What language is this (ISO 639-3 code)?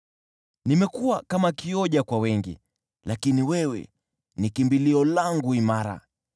swa